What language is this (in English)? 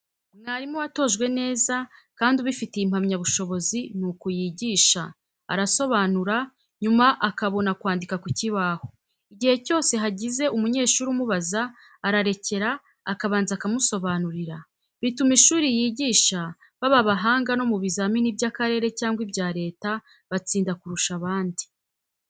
Kinyarwanda